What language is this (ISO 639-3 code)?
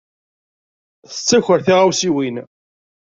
kab